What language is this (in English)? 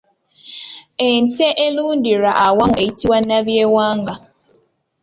Ganda